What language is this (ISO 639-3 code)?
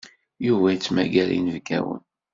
kab